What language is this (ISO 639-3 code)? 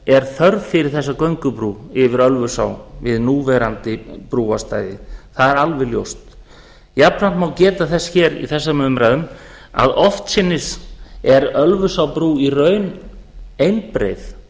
isl